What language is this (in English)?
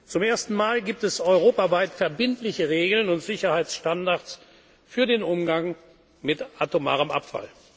German